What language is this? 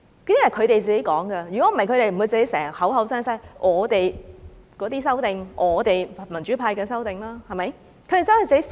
Cantonese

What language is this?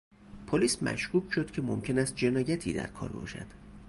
Persian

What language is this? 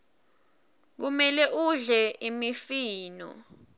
Swati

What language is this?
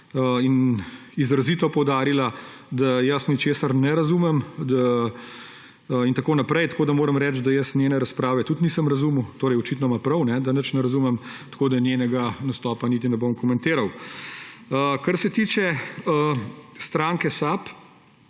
Slovenian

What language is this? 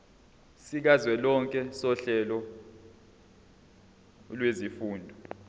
Zulu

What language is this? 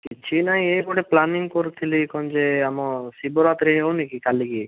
Odia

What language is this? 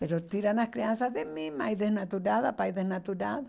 Portuguese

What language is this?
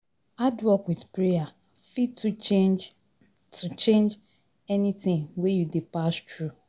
Nigerian Pidgin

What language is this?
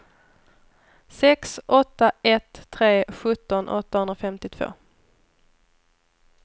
Swedish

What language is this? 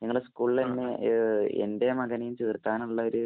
Malayalam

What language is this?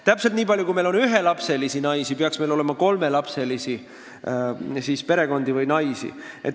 Estonian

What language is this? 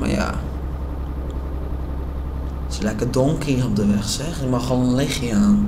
Dutch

